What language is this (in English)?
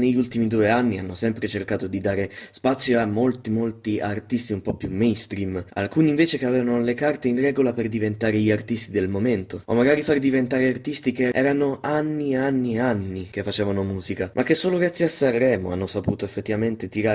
Italian